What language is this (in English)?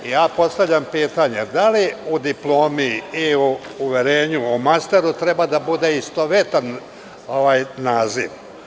Serbian